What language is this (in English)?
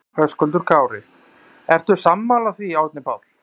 Icelandic